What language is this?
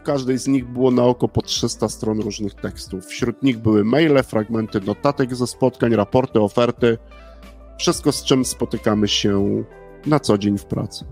Polish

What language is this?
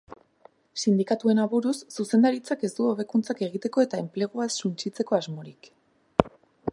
Basque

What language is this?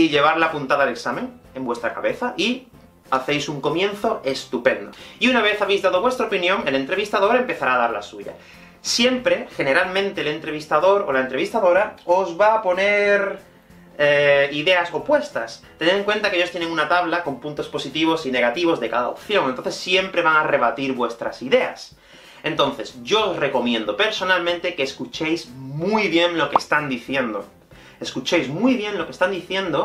Spanish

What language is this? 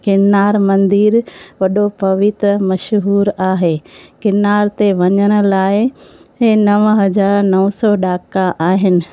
Sindhi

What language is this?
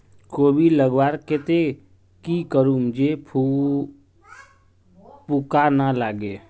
Magahi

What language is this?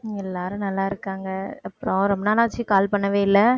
Tamil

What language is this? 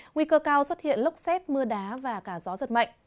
Vietnamese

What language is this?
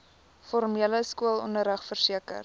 Afrikaans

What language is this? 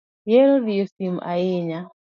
Luo (Kenya and Tanzania)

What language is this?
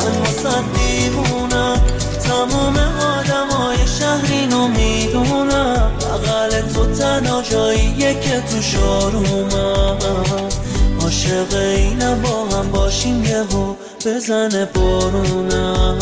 Persian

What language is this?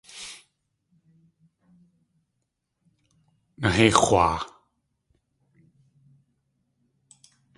Tlingit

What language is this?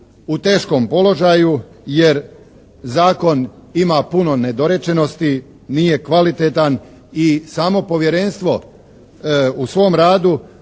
Croatian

